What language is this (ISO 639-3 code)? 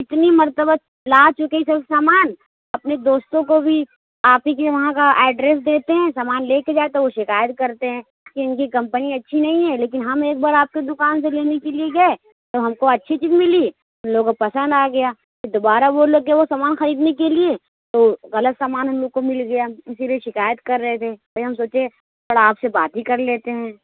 urd